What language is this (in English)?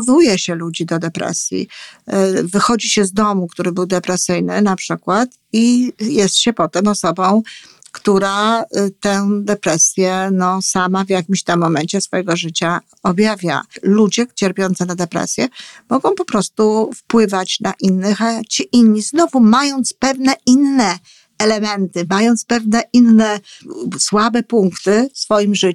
Polish